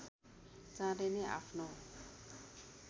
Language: Nepali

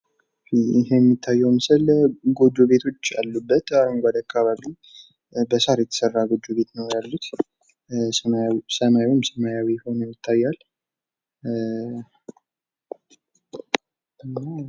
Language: Amharic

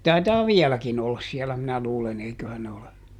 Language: Finnish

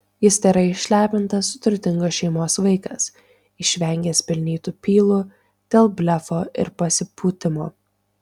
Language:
Lithuanian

